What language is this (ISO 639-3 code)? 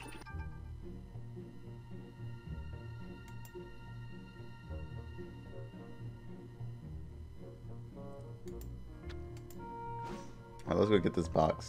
eng